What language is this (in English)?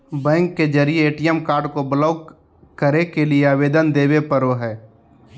Magahi